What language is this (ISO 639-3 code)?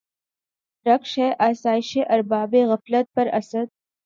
urd